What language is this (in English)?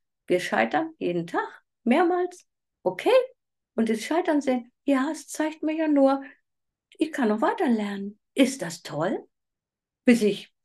German